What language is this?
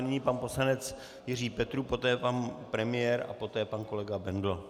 Czech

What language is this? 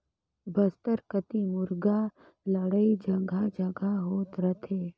Chhattisgarhi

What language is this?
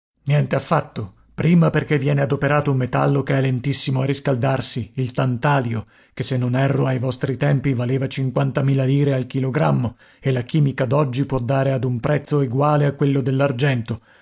Italian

